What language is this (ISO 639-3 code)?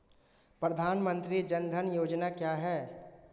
hin